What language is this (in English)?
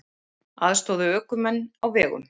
Icelandic